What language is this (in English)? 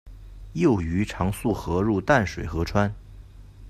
Chinese